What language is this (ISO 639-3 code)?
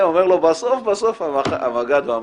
heb